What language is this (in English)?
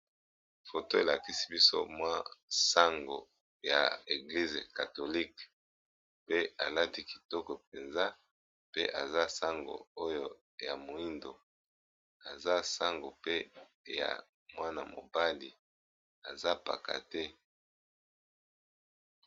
Lingala